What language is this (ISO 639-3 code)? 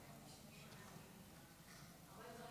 heb